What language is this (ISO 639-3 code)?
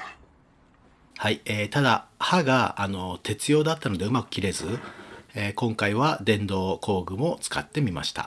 jpn